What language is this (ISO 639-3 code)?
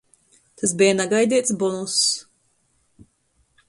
ltg